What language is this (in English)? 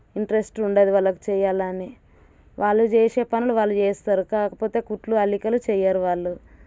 Telugu